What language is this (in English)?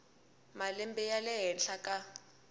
Tsonga